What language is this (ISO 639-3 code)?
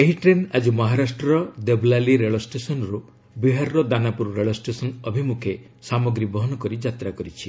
ori